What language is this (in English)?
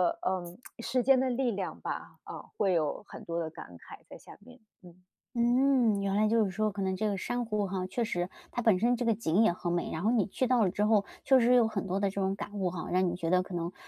Chinese